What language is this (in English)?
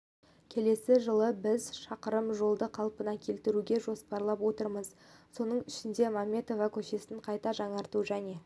Kazakh